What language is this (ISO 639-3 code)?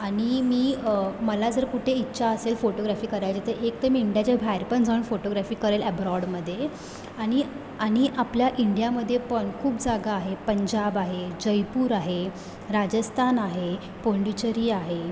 mar